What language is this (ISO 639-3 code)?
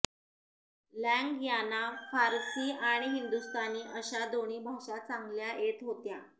mar